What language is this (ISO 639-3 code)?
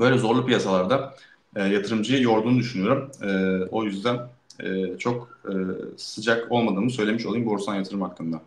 tur